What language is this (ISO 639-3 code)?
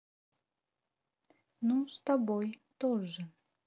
rus